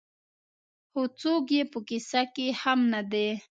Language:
Pashto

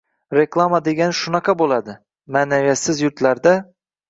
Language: Uzbek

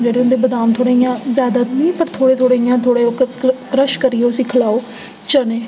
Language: Dogri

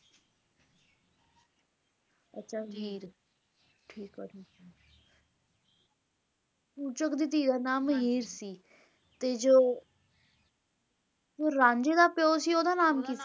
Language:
Punjabi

